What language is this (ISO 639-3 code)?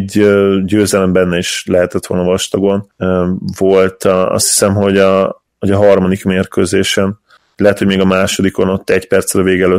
hun